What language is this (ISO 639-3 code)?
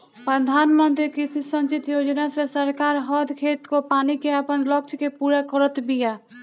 bho